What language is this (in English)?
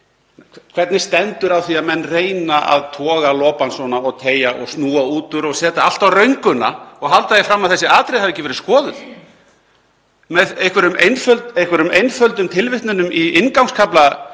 Icelandic